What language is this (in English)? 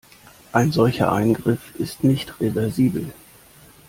German